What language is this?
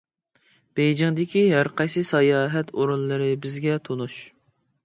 Uyghur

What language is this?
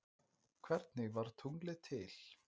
Icelandic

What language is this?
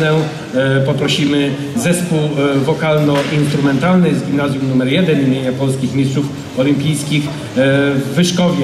Polish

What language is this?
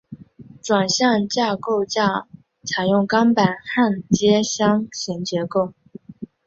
Chinese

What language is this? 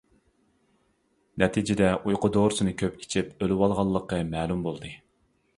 Uyghur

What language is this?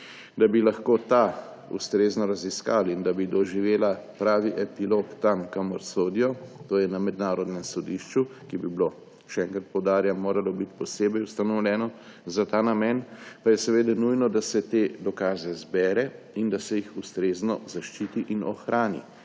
Slovenian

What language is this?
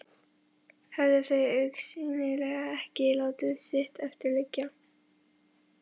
Icelandic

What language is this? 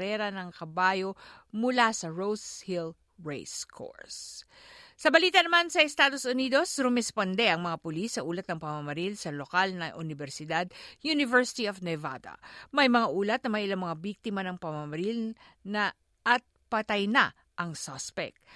Filipino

